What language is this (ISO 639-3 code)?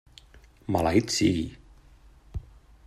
cat